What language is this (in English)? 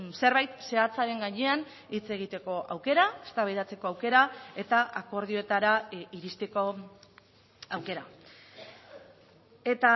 Basque